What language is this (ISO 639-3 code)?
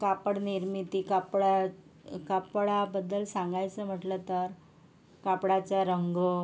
mar